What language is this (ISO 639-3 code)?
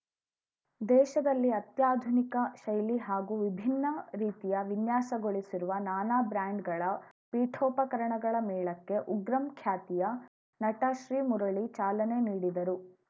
kan